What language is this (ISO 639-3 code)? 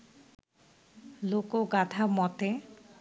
ben